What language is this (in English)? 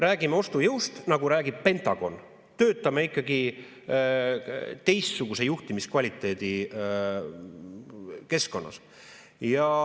Estonian